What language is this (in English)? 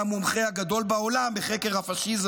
Hebrew